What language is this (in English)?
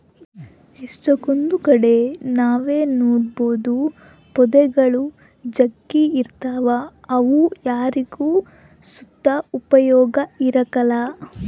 Kannada